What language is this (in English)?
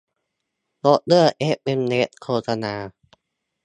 Thai